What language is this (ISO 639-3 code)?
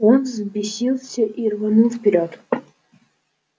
rus